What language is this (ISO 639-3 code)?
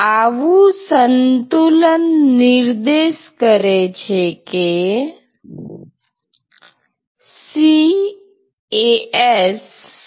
guj